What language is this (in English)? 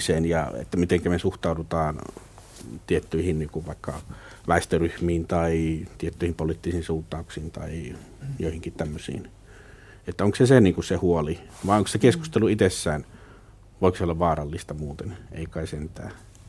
Finnish